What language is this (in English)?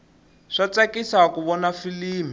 Tsonga